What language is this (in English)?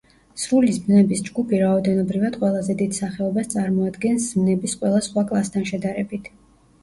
Georgian